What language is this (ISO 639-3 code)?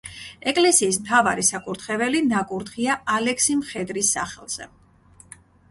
kat